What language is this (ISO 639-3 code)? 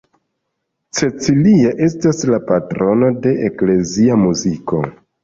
epo